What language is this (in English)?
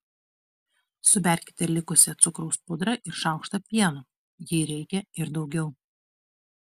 Lithuanian